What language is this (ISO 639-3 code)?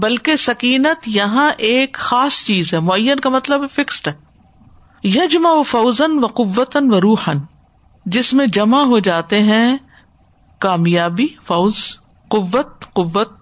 urd